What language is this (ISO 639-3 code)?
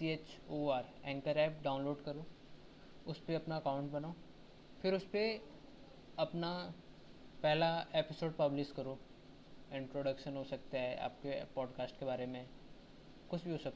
hin